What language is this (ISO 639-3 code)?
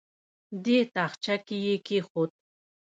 pus